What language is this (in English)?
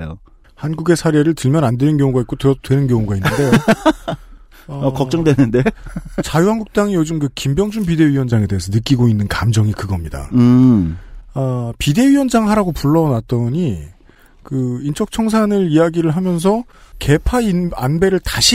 Korean